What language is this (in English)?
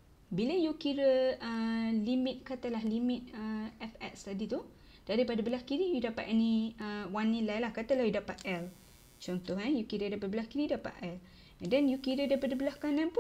Malay